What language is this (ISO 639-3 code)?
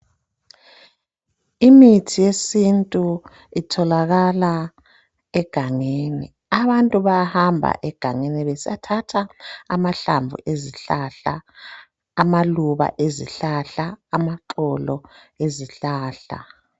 nde